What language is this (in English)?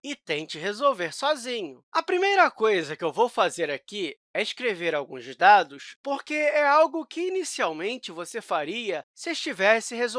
Portuguese